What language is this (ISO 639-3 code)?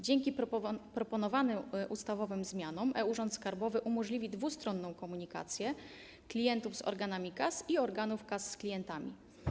pol